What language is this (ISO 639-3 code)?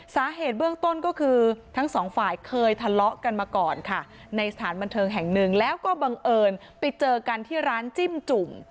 tha